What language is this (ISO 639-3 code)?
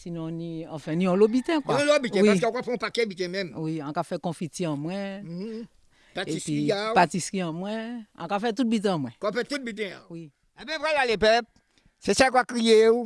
fra